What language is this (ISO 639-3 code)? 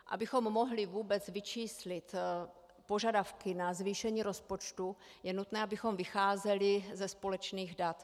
ces